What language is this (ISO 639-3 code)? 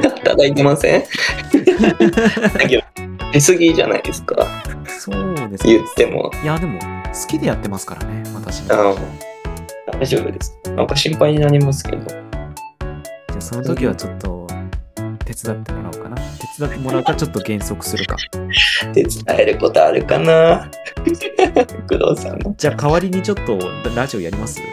jpn